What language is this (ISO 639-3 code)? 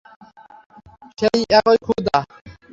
ben